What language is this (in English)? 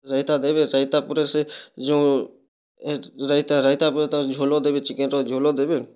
Odia